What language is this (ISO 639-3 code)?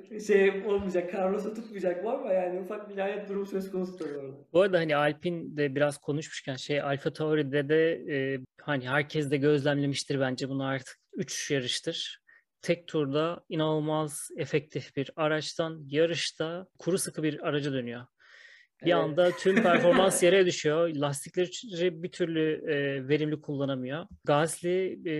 tur